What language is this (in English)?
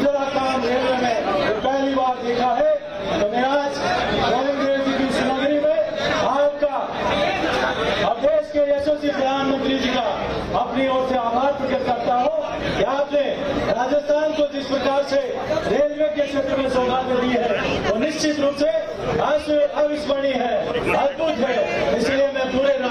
Hindi